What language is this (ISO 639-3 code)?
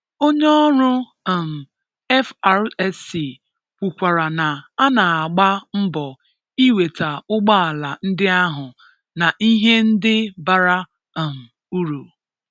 ibo